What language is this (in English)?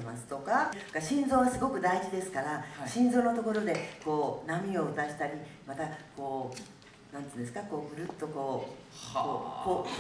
Japanese